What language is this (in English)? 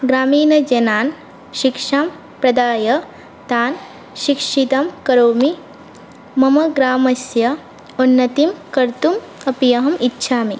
Sanskrit